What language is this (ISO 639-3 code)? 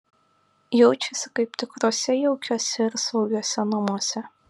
lit